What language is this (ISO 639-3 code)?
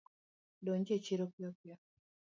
luo